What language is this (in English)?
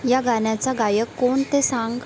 Marathi